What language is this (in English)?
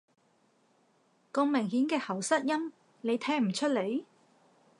Cantonese